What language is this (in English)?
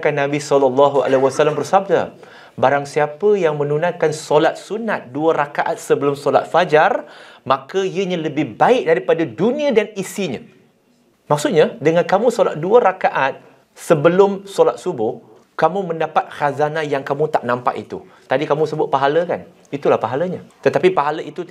Malay